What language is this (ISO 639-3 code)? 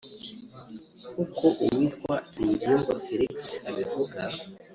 kin